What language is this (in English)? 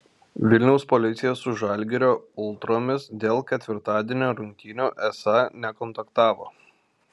Lithuanian